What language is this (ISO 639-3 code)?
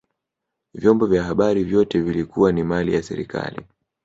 swa